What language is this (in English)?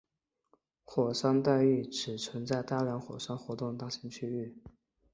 Chinese